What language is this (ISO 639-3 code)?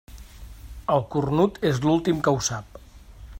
cat